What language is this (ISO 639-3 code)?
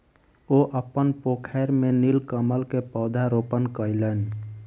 mai